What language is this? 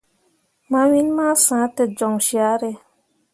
Mundang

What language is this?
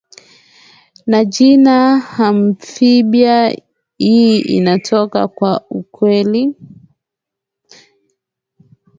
Swahili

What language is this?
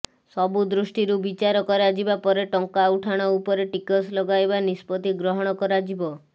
Odia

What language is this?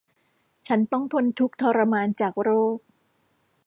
Thai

